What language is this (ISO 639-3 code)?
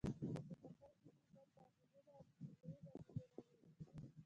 pus